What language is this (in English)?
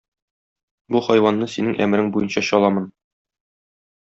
Tatar